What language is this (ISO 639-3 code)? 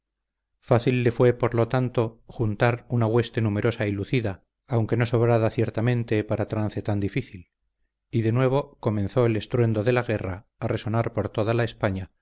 spa